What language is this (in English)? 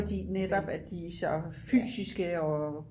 Danish